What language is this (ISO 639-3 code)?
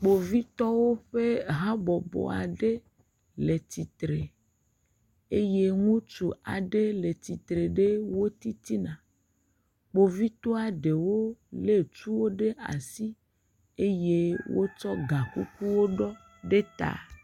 ewe